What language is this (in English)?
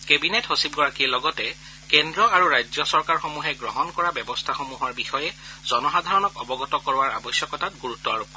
Assamese